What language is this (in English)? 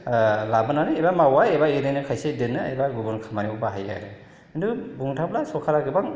Bodo